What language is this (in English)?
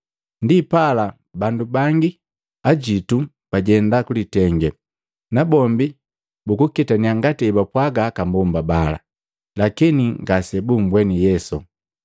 Matengo